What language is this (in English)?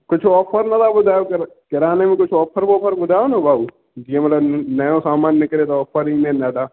Sindhi